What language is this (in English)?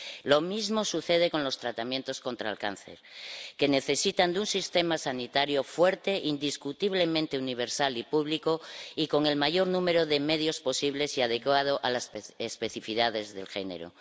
Spanish